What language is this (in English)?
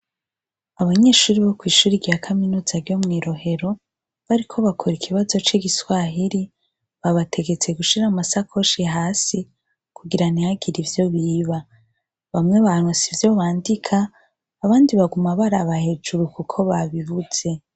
Rundi